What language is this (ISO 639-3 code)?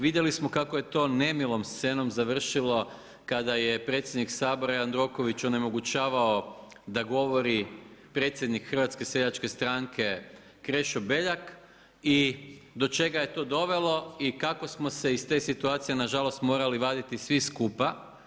hrv